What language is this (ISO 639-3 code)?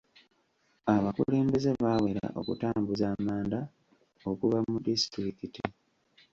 lug